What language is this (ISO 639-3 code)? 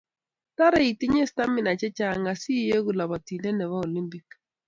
kln